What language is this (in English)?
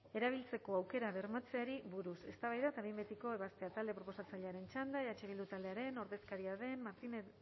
Basque